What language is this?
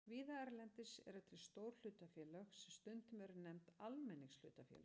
Icelandic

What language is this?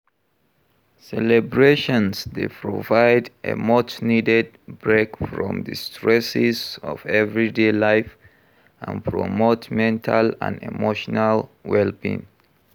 Nigerian Pidgin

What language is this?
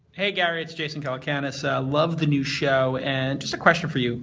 English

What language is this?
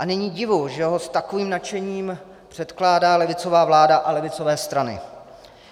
Czech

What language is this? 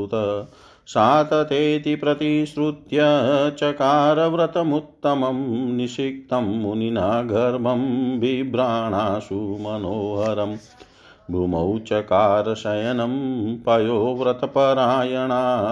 Hindi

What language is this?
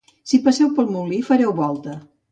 Catalan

